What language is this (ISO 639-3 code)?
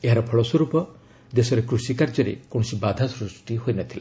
ori